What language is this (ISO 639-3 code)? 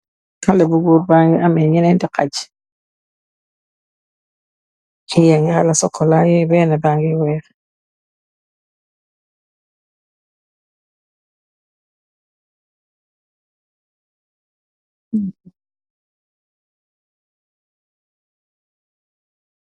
wol